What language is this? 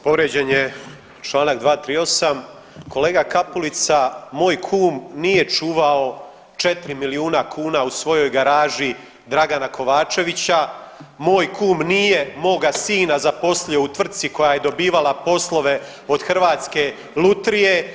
Croatian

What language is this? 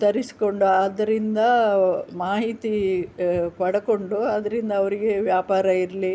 Kannada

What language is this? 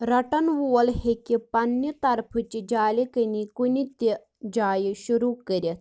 Kashmiri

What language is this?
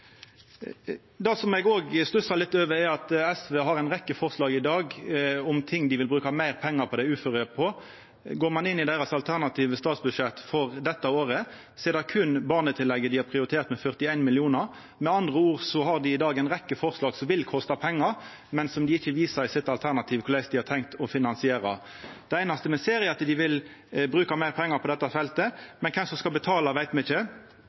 Norwegian Nynorsk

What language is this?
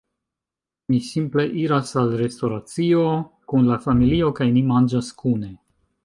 Esperanto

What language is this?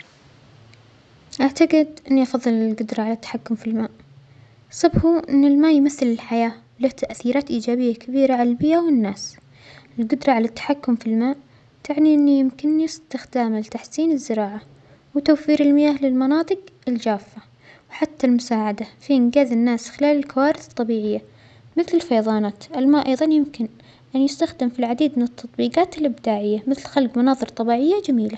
Omani Arabic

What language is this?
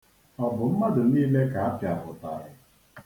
Igbo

